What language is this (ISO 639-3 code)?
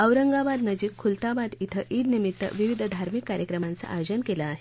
mar